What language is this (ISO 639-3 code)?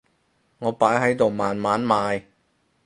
yue